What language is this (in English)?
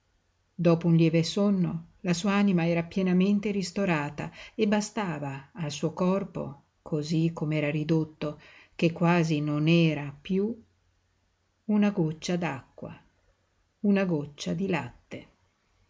Italian